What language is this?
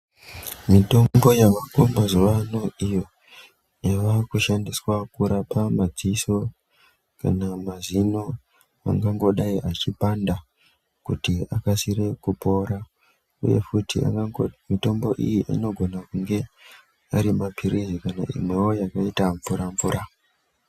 Ndau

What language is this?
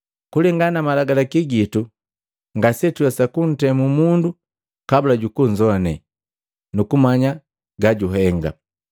Matengo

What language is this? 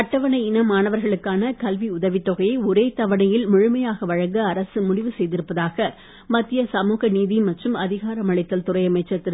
Tamil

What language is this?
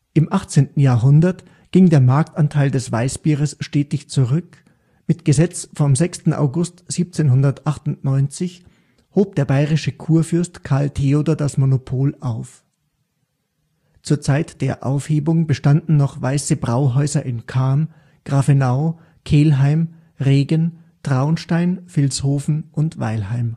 German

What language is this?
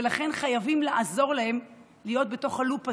Hebrew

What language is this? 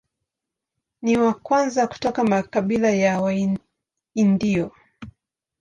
Swahili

